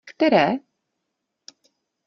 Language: Czech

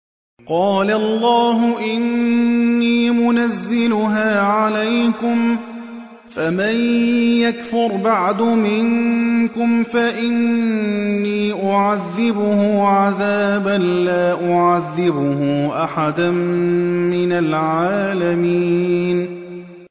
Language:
Arabic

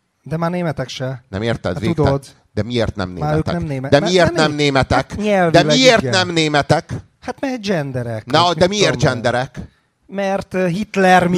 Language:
Hungarian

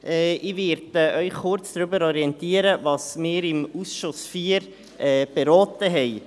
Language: Swiss German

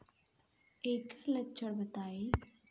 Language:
Bhojpuri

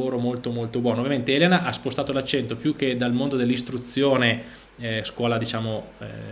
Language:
Italian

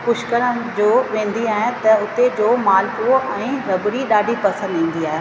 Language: Sindhi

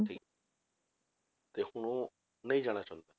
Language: Punjabi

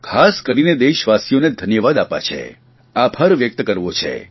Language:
Gujarati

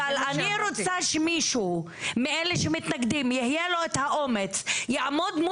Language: Hebrew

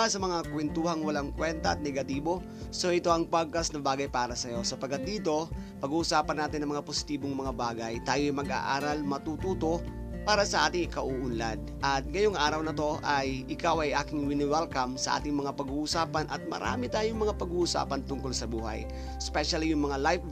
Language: Filipino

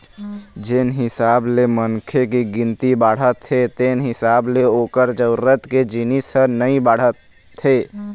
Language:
Chhattisgarhi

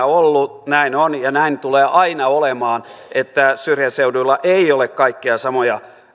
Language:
Finnish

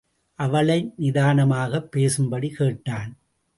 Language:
Tamil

